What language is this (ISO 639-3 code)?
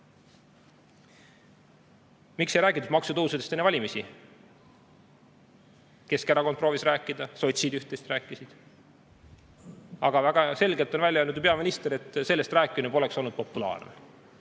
est